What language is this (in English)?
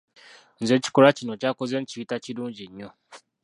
Ganda